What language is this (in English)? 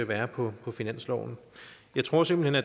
Danish